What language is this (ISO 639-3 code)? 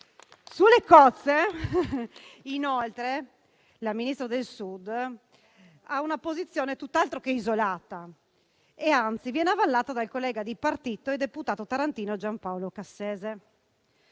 ita